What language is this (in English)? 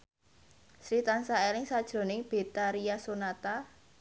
Javanese